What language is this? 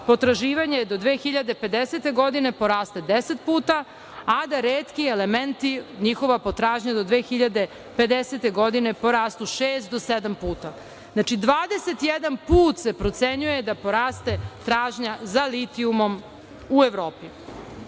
Serbian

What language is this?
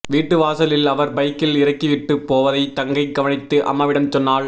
Tamil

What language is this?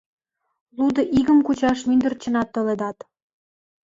Mari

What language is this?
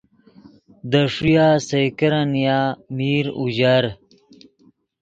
Yidgha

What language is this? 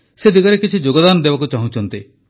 Odia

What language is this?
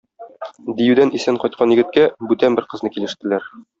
Tatar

